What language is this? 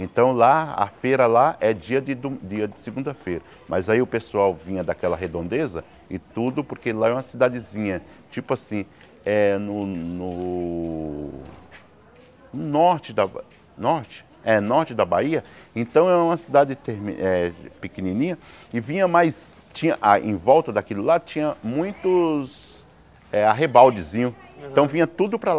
Portuguese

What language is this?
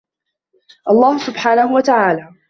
Arabic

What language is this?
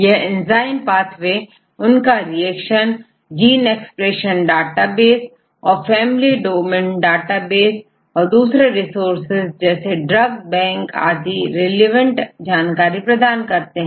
Hindi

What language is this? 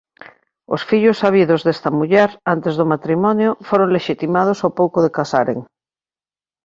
Galician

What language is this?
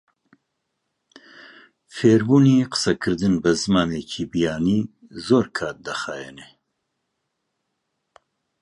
Central Kurdish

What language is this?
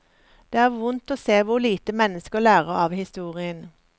Norwegian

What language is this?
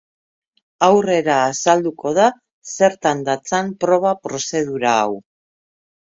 Basque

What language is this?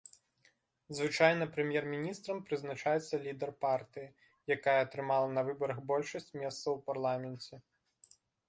Belarusian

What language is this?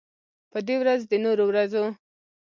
Pashto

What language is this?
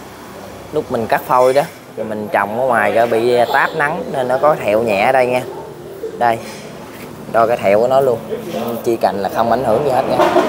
Vietnamese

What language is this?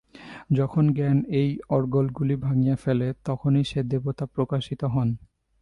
Bangla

